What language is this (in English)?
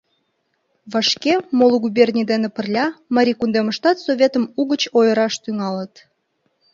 Mari